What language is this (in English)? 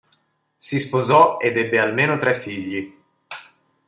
Italian